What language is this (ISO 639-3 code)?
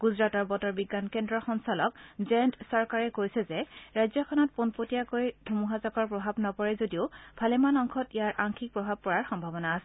asm